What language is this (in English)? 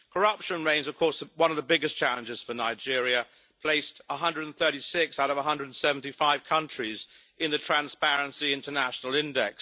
English